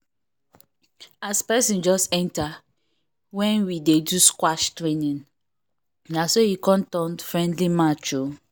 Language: Nigerian Pidgin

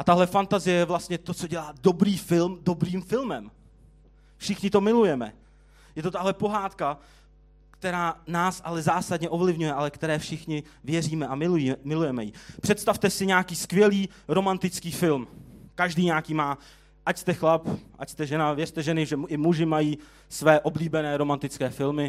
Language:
Czech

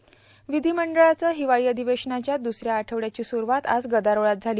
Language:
Marathi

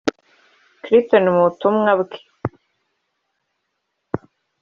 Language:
Kinyarwanda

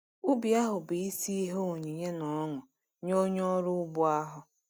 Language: Igbo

